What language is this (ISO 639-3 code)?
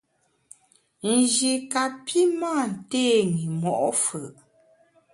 bax